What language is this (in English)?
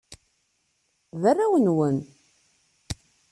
Kabyle